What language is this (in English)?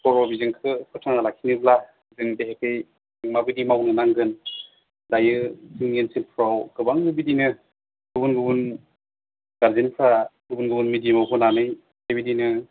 Bodo